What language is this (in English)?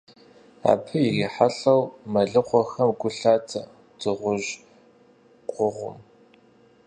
Kabardian